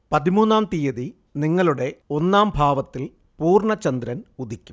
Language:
Malayalam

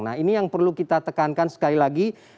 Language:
Indonesian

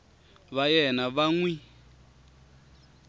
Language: Tsonga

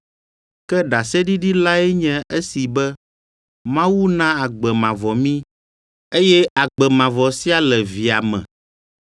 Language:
Ewe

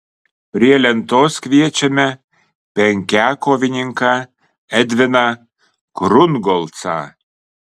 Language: Lithuanian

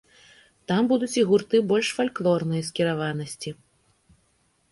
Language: Belarusian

